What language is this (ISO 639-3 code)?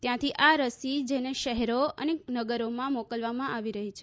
guj